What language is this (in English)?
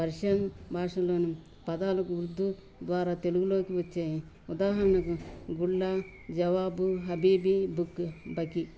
Telugu